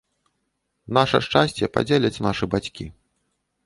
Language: Belarusian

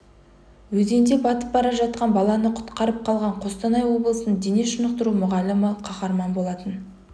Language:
Kazakh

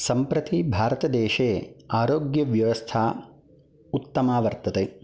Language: Sanskrit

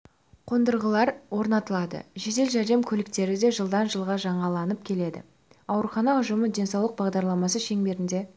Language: Kazakh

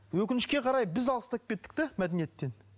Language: Kazakh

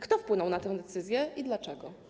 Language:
Polish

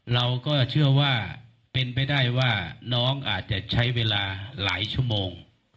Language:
Thai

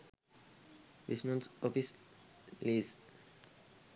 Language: Sinhala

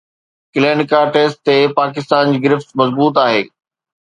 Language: Sindhi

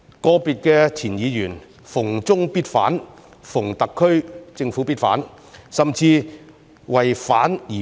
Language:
Cantonese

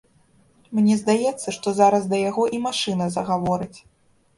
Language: Belarusian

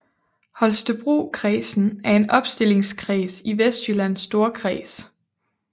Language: Danish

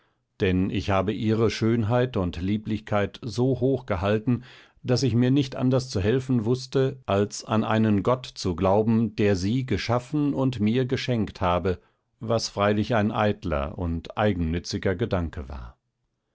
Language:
German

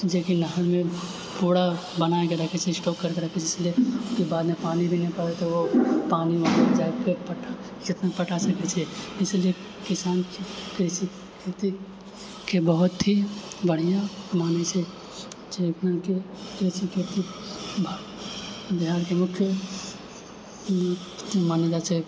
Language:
Maithili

